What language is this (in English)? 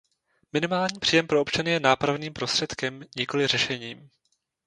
Czech